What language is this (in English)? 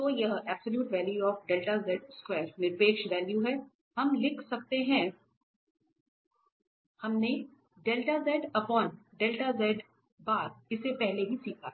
Hindi